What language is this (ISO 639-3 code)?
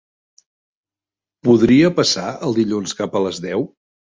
cat